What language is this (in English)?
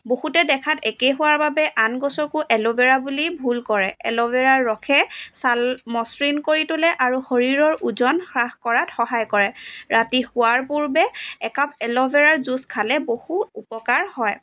Assamese